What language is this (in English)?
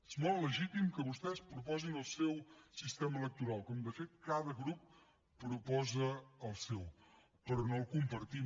Catalan